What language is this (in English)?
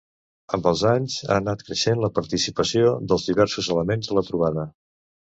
Catalan